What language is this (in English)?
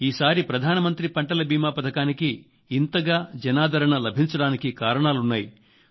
Telugu